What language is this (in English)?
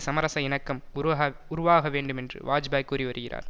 Tamil